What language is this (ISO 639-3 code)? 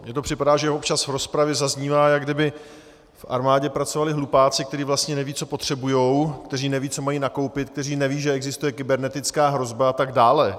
ces